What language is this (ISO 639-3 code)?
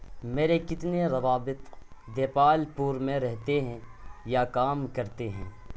urd